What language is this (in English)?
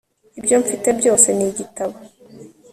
Kinyarwanda